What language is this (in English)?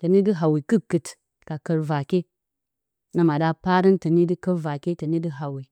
Bacama